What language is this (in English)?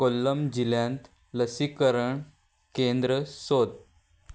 Konkani